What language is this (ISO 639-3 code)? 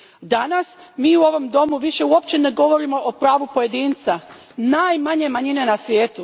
hrv